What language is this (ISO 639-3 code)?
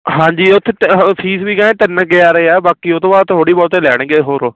pan